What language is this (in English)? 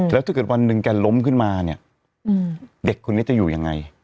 Thai